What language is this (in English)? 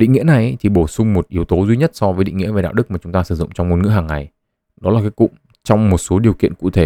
Vietnamese